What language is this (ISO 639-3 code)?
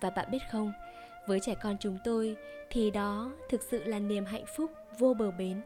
vie